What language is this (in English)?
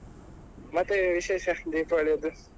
Kannada